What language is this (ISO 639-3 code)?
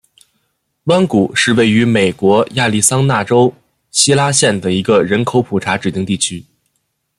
zho